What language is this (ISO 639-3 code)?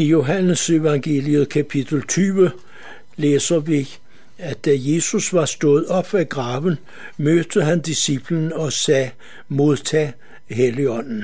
dan